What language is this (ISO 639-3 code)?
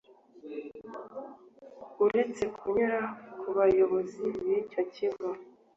kin